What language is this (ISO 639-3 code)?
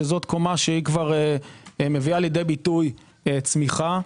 heb